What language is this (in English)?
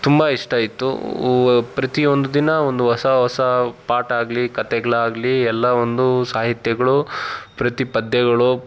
Kannada